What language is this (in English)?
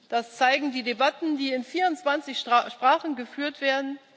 German